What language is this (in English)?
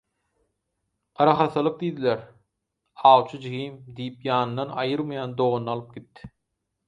Turkmen